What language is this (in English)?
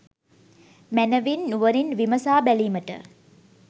Sinhala